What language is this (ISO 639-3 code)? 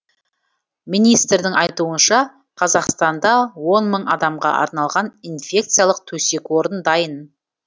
kaz